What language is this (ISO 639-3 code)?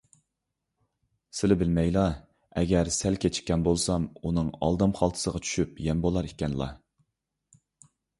uig